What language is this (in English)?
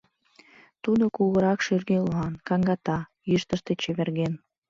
Mari